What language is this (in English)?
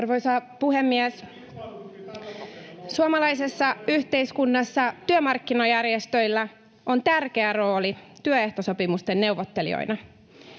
Finnish